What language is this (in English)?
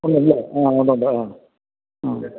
Malayalam